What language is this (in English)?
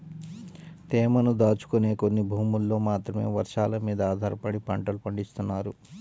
Telugu